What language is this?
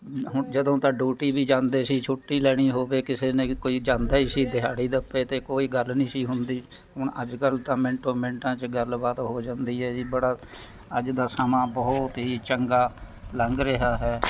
Punjabi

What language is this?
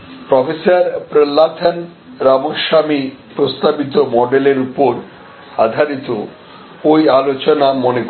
Bangla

